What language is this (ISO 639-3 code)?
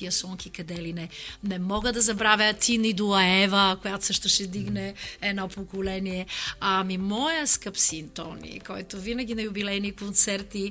bul